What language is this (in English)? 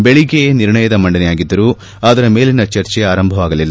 Kannada